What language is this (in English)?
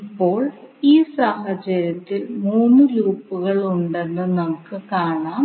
Malayalam